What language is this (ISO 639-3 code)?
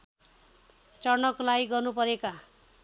nep